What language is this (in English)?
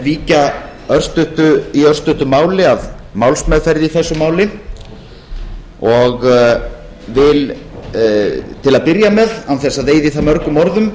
Icelandic